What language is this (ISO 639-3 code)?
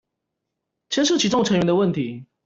zho